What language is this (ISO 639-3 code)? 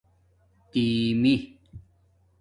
dmk